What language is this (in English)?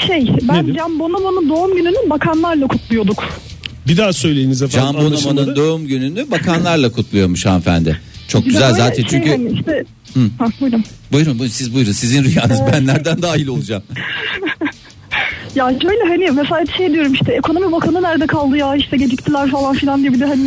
Turkish